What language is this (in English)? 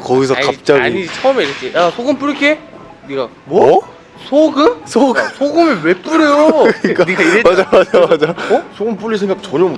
Korean